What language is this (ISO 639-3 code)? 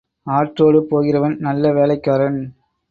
tam